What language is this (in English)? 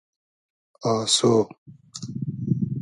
Hazaragi